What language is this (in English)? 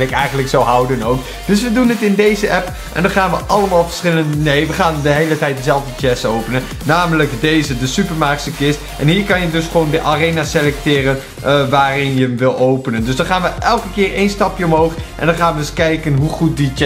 Dutch